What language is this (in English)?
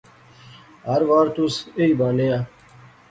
Pahari-Potwari